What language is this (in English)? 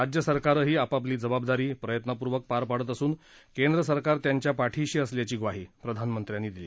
Marathi